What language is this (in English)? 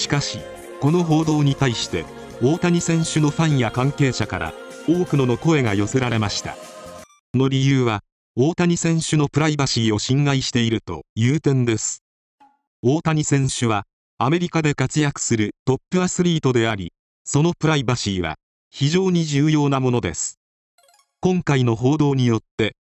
Japanese